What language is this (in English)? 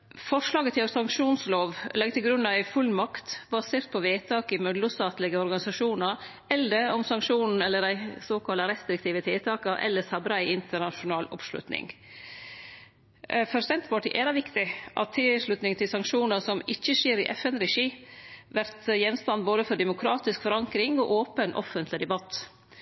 Norwegian Nynorsk